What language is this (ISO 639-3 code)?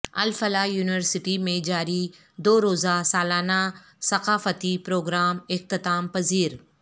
urd